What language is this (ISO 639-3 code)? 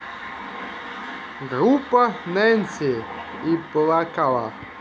rus